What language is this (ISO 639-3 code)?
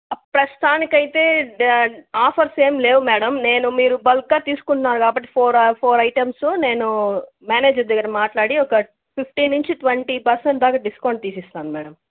tel